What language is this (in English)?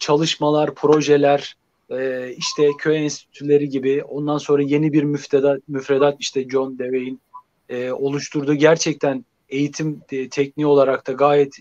Turkish